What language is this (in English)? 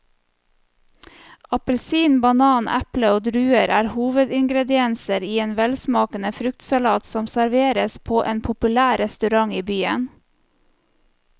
Norwegian